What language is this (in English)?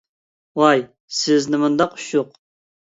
Uyghur